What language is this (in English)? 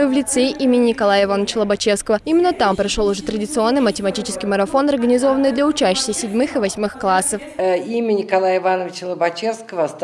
Russian